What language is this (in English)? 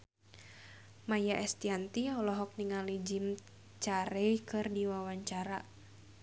Sundanese